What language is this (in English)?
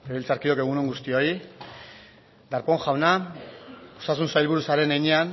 Basque